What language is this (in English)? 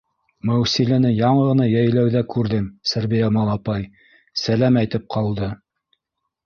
Bashkir